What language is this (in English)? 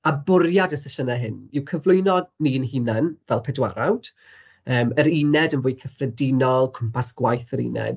Welsh